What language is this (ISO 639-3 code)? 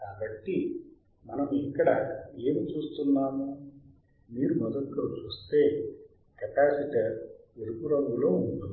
tel